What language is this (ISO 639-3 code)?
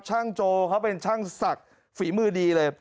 tha